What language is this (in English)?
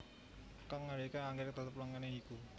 Javanese